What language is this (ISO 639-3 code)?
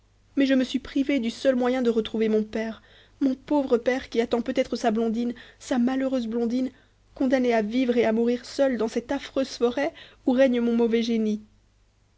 fra